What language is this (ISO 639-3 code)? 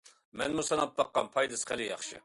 uig